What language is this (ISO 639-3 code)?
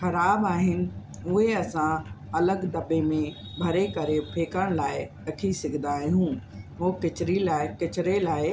snd